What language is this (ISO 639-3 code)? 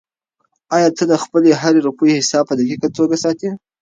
pus